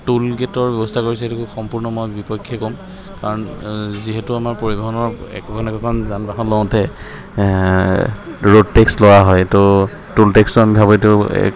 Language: Assamese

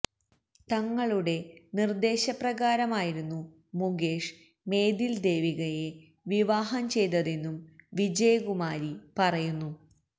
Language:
Malayalam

